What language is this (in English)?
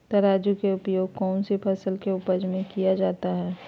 Magahi